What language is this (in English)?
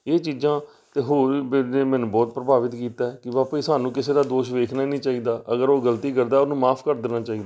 Punjabi